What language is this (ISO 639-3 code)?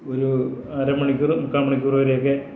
mal